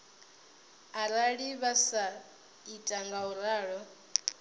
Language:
Venda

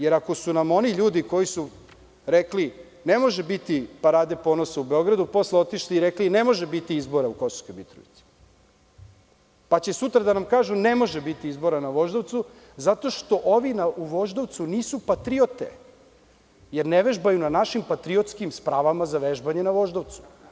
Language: Serbian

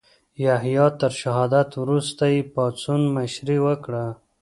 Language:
Pashto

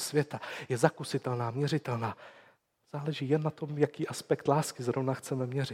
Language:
Czech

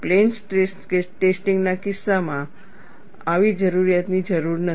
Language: Gujarati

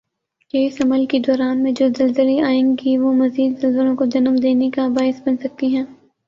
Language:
Urdu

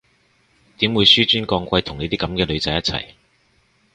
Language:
Cantonese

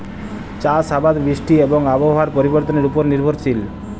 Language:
Bangla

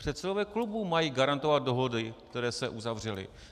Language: Czech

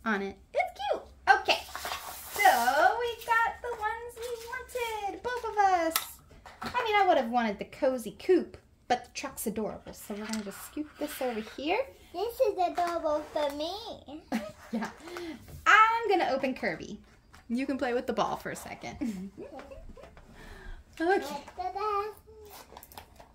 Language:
English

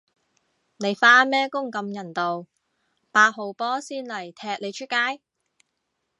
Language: Cantonese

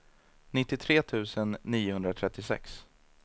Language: Swedish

